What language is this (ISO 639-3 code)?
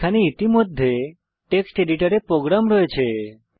ben